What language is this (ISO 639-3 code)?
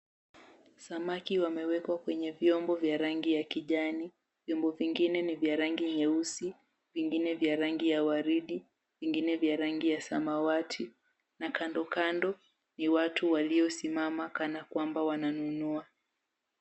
swa